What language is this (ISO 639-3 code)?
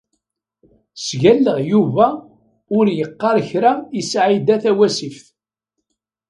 kab